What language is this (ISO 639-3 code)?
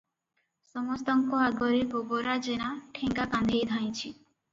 ori